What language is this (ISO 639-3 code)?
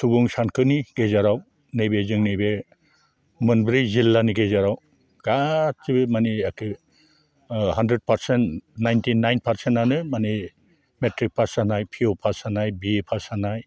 brx